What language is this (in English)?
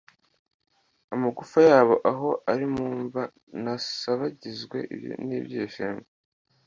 Kinyarwanda